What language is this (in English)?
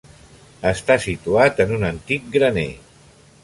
Catalan